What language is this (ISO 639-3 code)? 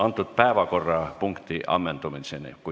est